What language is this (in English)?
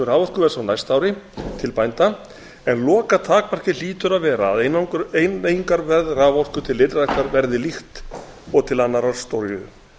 Icelandic